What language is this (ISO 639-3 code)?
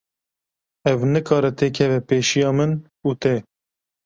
kur